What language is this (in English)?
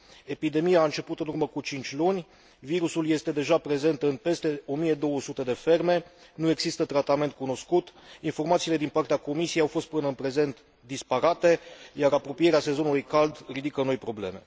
Romanian